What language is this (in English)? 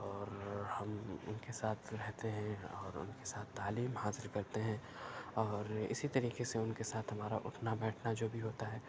Urdu